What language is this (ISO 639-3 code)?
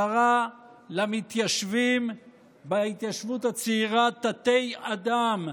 heb